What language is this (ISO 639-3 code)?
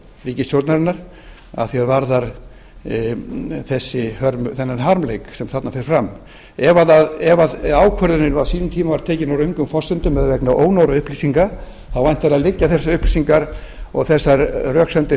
isl